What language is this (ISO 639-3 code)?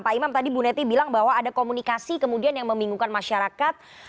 ind